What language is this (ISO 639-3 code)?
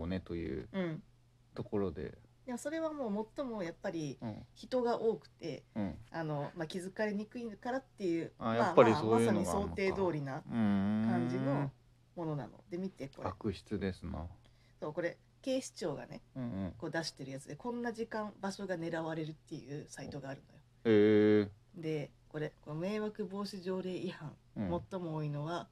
jpn